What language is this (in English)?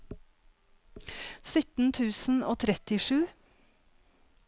Norwegian